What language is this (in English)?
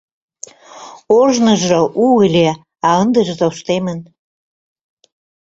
Mari